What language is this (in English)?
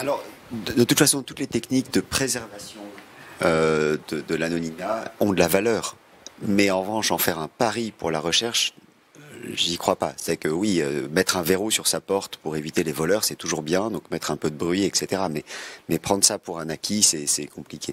French